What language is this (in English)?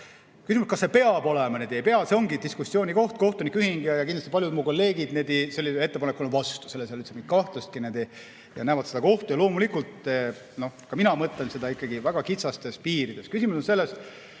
Estonian